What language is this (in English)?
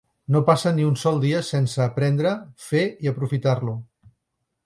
Catalan